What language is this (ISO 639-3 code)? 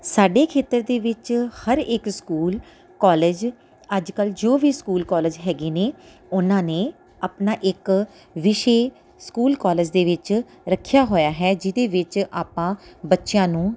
pan